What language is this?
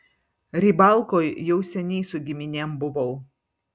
Lithuanian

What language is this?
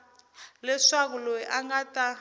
Tsonga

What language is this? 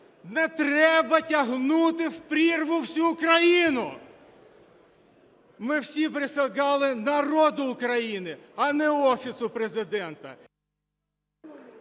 Ukrainian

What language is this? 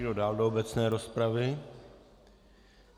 Czech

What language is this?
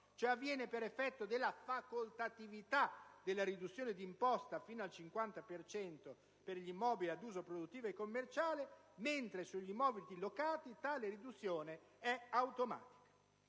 Italian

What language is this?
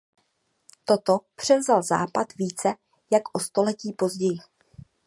Czech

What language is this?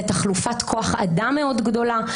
Hebrew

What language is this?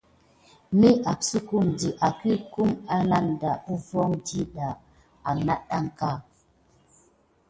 Gidar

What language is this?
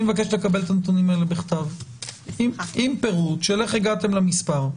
Hebrew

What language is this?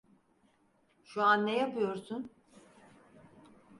Turkish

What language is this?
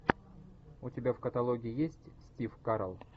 Russian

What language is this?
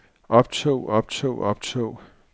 Danish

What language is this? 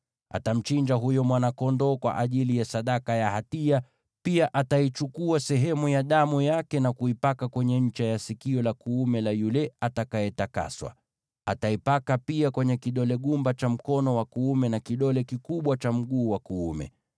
Swahili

